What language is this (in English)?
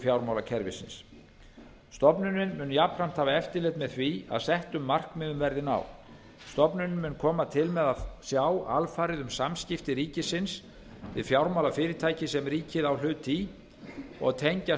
Icelandic